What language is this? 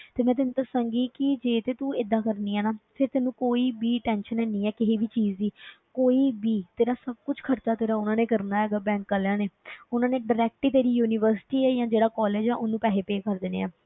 Punjabi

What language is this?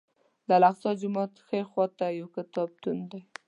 Pashto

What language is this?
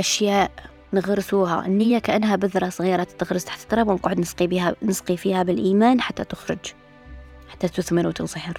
Arabic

